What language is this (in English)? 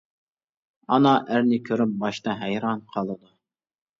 Uyghur